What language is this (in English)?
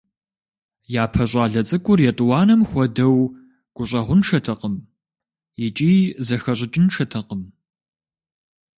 Kabardian